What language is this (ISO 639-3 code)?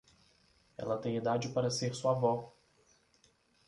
por